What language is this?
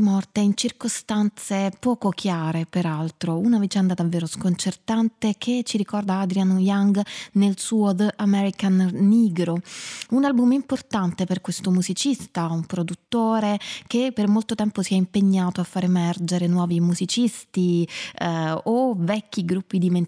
Italian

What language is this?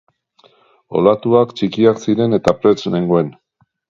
Basque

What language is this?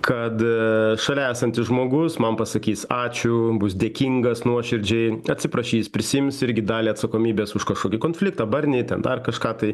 Lithuanian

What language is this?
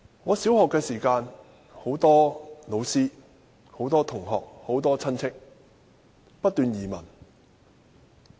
Cantonese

